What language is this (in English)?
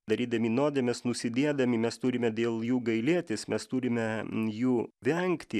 Lithuanian